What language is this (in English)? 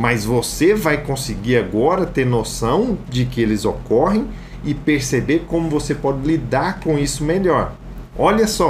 Portuguese